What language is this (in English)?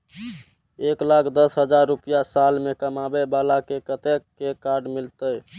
Maithili